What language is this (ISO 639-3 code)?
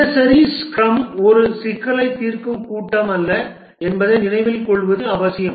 tam